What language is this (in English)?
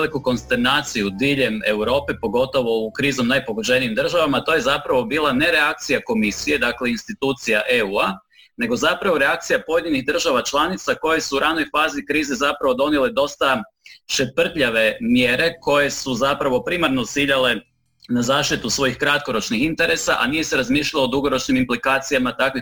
Croatian